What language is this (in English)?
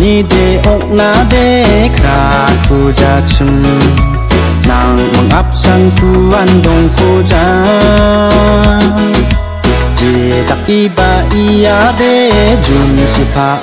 Korean